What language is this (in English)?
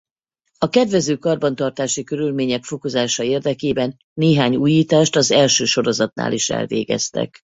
Hungarian